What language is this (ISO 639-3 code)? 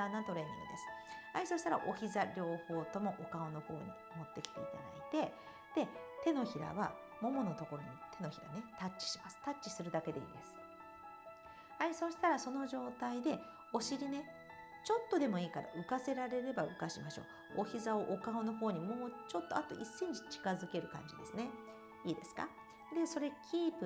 jpn